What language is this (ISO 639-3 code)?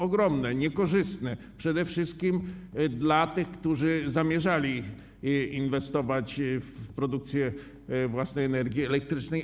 pol